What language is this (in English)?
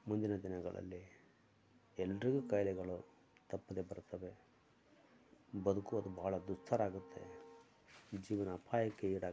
Kannada